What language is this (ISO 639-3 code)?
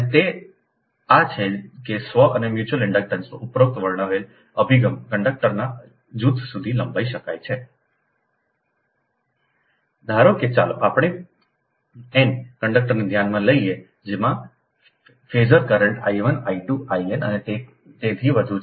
guj